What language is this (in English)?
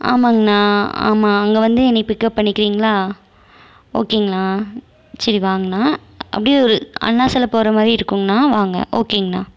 Tamil